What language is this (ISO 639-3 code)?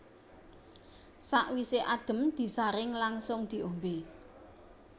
jav